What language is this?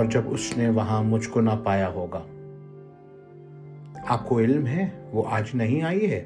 Urdu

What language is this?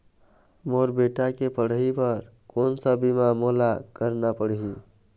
Chhattisgarhi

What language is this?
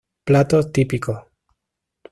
Spanish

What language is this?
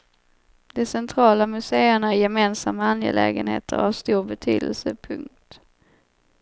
Swedish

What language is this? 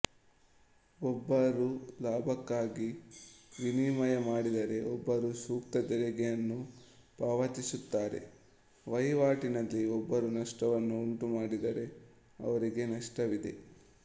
Kannada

